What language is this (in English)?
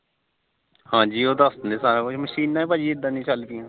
Punjabi